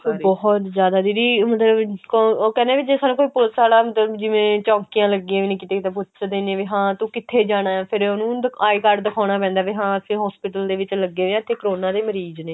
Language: Punjabi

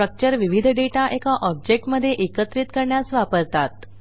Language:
Marathi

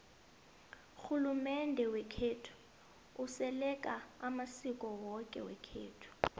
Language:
South Ndebele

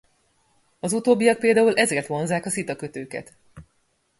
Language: Hungarian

